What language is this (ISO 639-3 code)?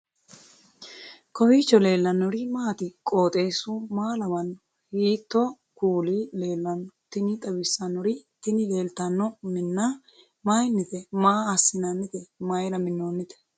sid